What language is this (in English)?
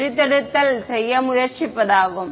Tamil